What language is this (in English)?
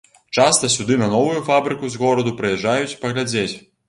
Belarusian